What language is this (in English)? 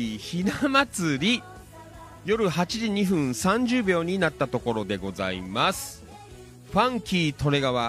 Japanese